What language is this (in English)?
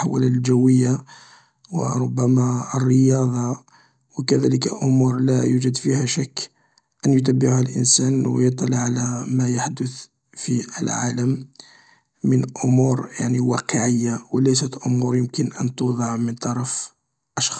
Algerian Arabic